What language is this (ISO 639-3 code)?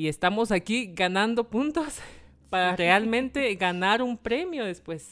spa